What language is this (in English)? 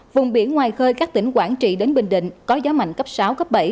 Vietnamese